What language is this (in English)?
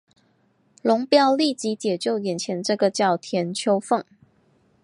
Chinese